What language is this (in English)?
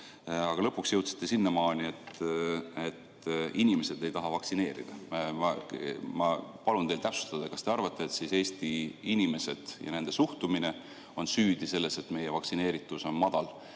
Estonian